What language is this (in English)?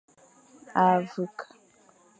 Fang